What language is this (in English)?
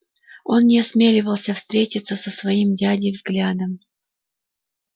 Russian